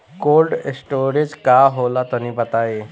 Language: Bhojpuri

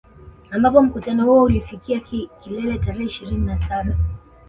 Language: Swahili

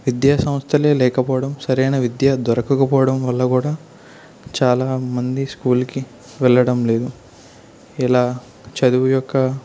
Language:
Telugu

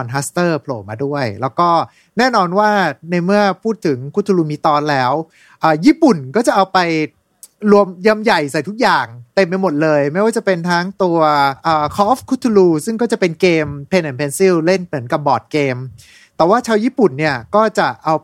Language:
Thai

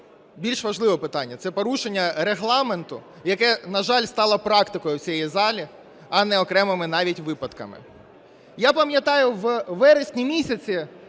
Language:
Ukrainian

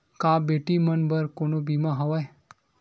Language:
Chhattisgarhi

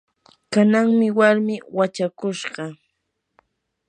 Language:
Yanahuanca Pasco Quechua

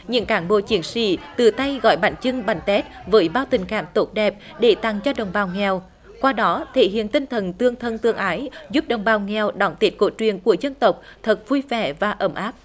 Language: Vietnamese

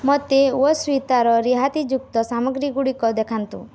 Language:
Odia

